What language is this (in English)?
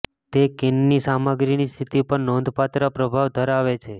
Gujarati